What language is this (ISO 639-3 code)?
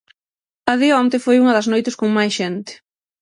glg